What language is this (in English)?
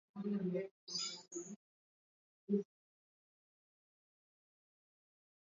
Swahili